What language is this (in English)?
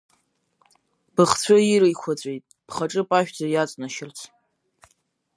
Abkhazian